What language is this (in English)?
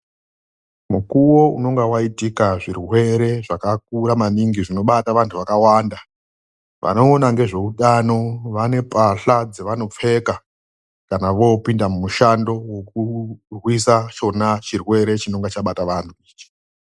Ndau